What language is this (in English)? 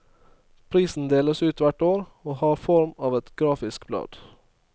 Norwegian